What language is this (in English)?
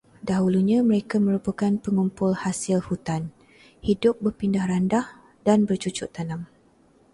Malay